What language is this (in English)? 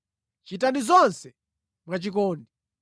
Nyanja